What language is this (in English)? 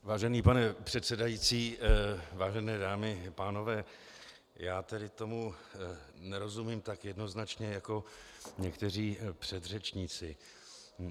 Czech